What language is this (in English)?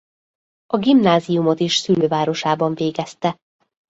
Hungarian